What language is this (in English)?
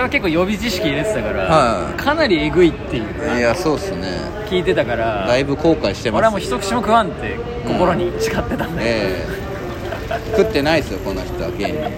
Japanese